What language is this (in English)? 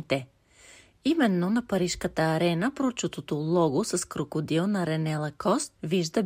Bulgarian